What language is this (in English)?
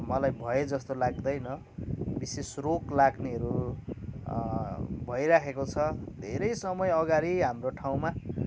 Nepali